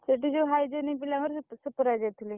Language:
Odia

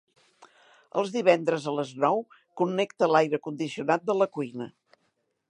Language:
Catalan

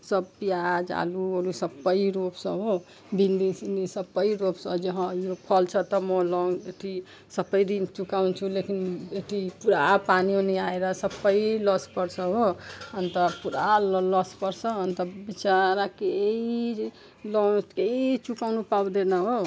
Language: Nepali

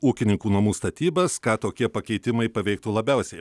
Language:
Lithuanian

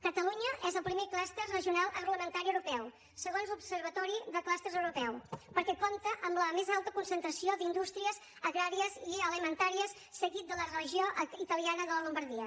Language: Catalan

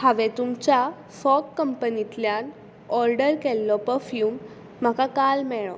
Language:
Konkani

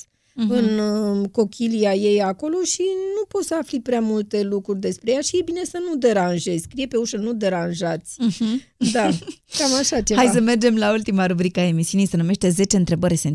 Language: Romanian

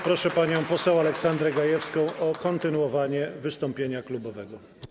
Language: Polish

